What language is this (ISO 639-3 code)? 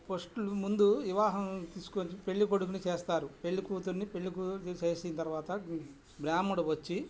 tel